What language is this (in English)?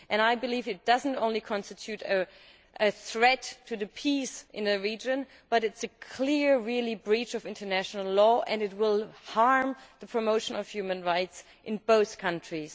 English